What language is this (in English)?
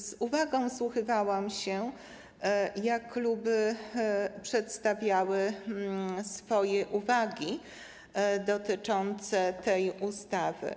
Polish